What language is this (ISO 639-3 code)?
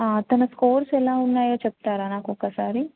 tel